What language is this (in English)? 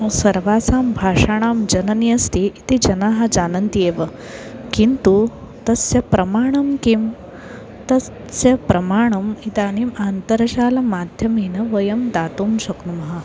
Sanskrit